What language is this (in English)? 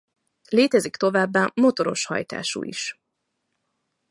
Hungarian